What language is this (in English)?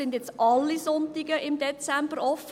Swiss German